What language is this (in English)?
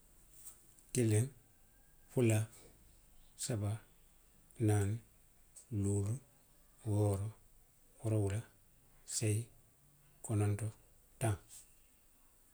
Western Maninkakan